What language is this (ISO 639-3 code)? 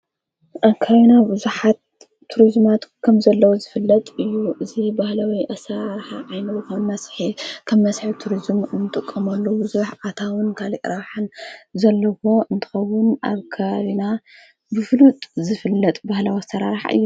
tir